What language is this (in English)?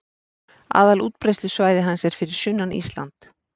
Icelandic